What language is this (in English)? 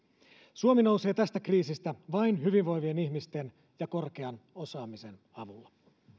Finnish